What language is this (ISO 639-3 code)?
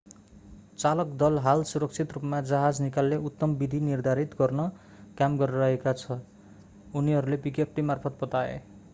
nep